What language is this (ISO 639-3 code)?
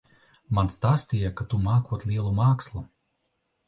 lav